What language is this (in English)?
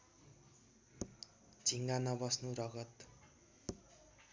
Nepali